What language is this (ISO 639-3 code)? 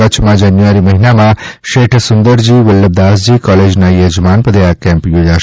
guj